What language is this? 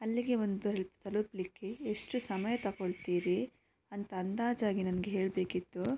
Kannada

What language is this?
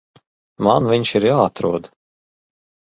Latvian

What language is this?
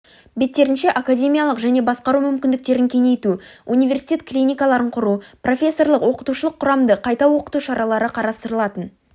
Kazakh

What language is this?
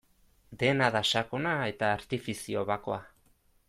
Basque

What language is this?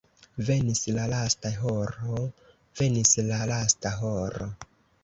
Esperanto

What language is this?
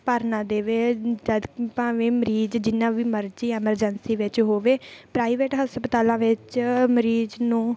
Punjabi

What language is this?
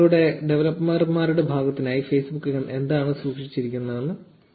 Malayalam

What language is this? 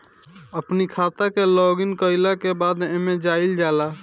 Bhojpuri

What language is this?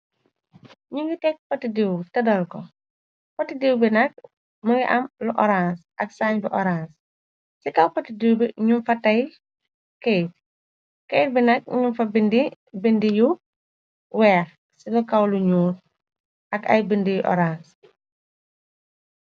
Wolof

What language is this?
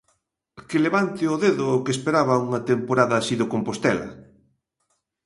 Galician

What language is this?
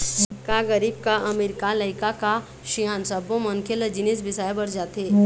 Chhattisgarhi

